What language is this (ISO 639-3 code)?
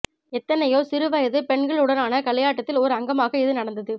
tam